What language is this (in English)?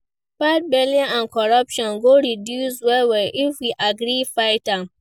Nigerian Pidgin